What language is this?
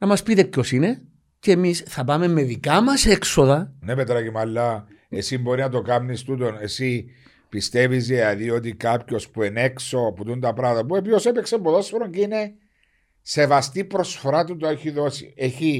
Greek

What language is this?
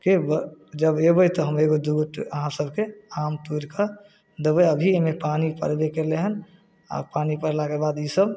Maithili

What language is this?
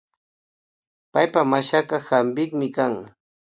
Imbabura Highland Quichua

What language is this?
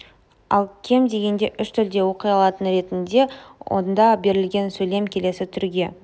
Kazakh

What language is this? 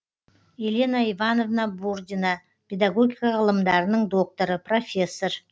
Kazakh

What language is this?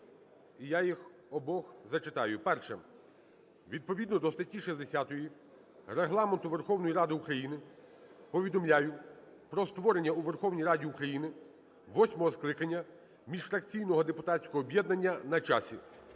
Ukrainian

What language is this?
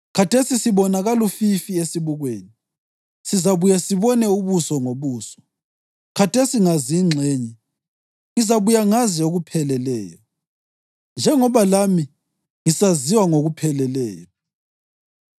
North Ndebele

